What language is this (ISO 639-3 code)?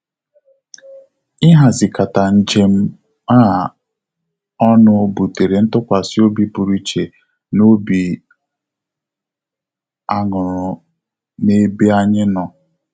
ibo